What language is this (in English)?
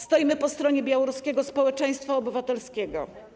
Polish